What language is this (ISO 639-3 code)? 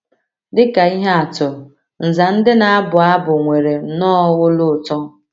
ibo